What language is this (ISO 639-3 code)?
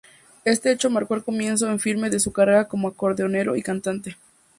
spa